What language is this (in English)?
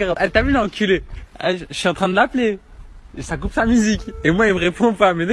French